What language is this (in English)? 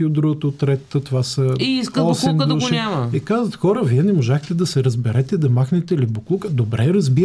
Bulgarian